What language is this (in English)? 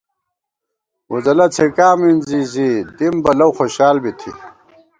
Gawar-Bati